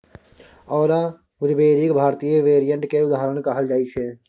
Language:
Maithili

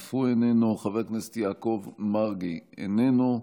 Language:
Hebrew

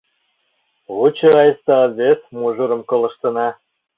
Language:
Mari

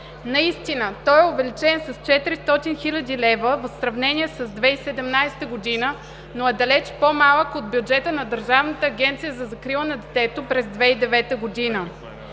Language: Bulgarian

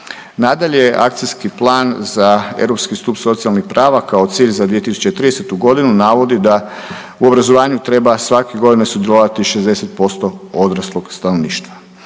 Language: Croatian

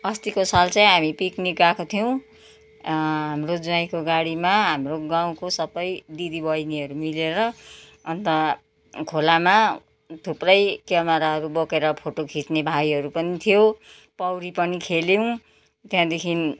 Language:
Nepali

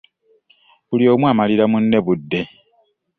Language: Ganda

